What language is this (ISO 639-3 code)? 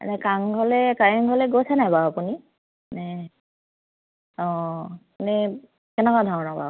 asm